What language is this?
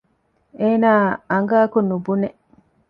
Divehi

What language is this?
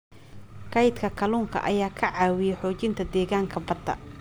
Somali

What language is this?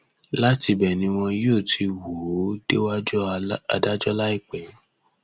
Yoruba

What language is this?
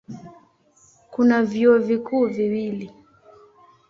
Swahili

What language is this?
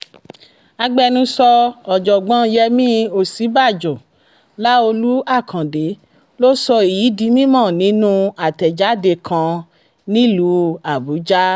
Yoruba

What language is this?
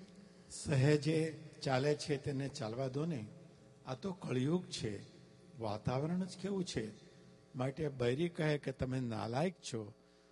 Gujarati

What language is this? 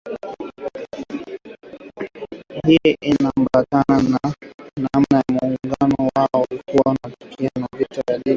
Swahili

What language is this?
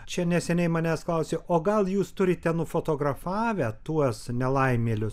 Lithuanian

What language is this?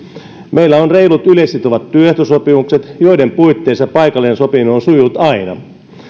Finnish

